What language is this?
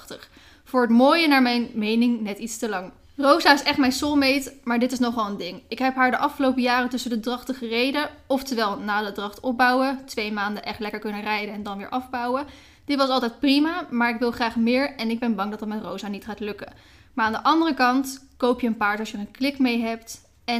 Dutch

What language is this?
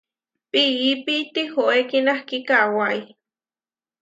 Huarijio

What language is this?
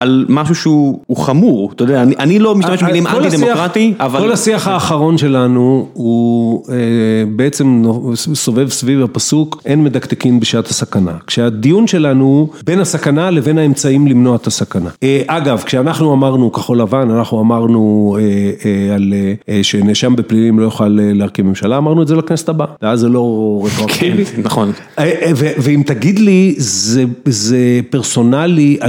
Hebrew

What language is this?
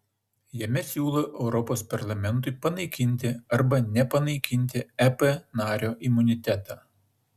Lithuanian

